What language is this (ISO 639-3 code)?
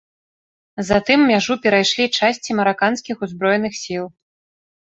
bel